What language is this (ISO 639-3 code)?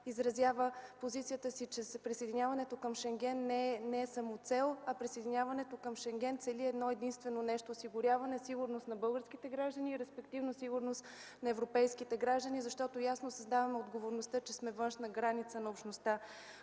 bul